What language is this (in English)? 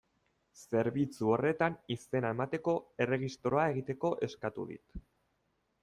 Basque